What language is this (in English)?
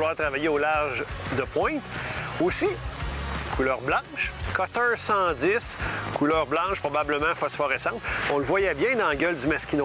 French